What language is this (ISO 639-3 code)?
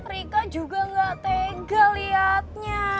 ind